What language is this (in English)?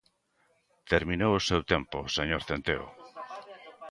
Galician